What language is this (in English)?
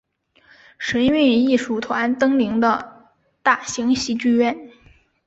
Chinese